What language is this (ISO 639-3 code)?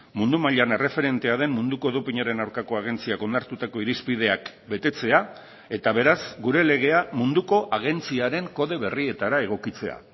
eus